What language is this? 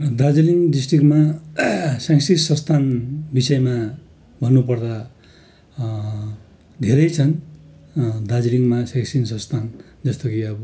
Nepali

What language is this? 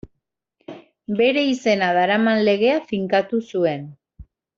Basque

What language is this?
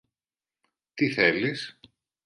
Greek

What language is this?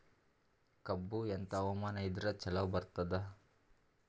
Kannada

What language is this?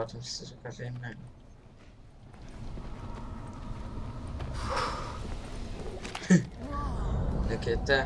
Polish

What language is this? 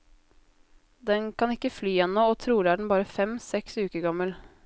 Norwegian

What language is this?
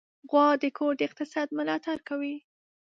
Pashto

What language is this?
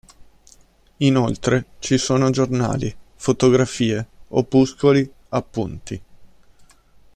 Italian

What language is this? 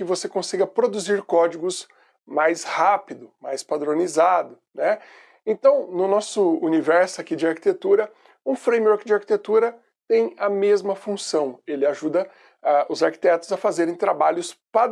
Portuguese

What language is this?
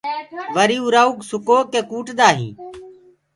Gurgula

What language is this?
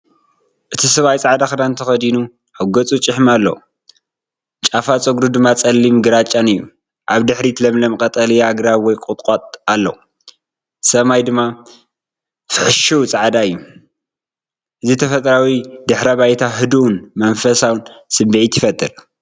Tigrinya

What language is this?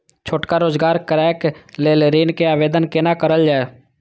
Maithili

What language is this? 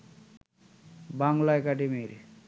Bangla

